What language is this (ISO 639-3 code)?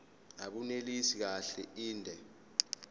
zul